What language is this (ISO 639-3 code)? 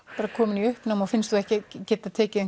isl